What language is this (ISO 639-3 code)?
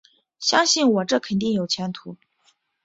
zho